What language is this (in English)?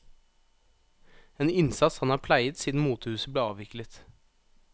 Norwegian